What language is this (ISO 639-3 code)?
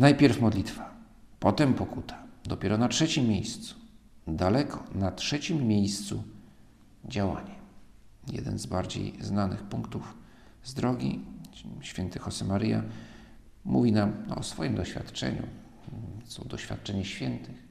pol